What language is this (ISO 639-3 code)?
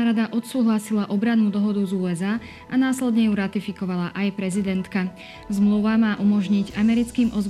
slk